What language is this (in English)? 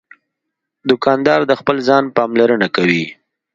Pashto